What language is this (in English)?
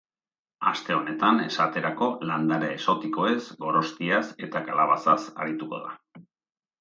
Basque